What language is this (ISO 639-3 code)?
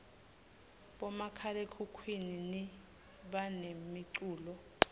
ssw